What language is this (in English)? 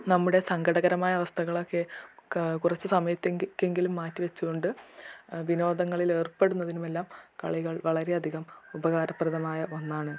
Malayalam